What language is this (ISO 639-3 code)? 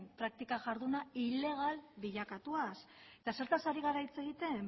eus